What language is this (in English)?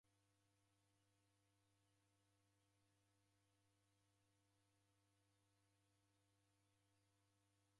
Taita